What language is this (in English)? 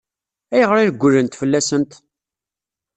Kabyle